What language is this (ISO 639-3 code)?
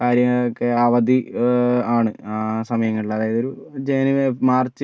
mal